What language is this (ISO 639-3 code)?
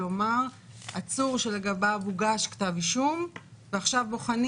heb